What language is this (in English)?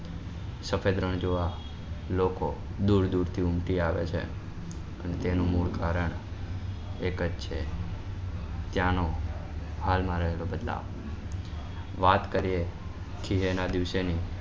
Gujarati